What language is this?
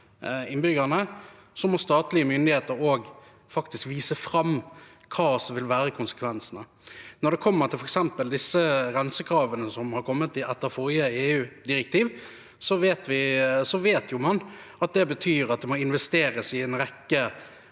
Norwegian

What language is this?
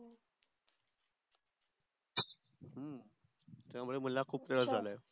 Marathi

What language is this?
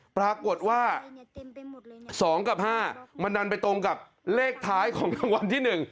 Thai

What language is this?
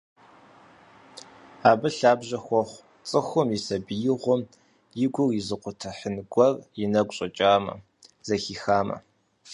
Kabardian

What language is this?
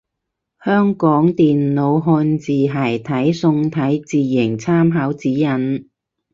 Cantonese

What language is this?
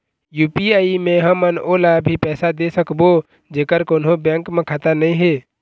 Chhattisgarhi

